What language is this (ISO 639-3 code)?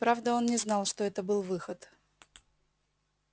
rus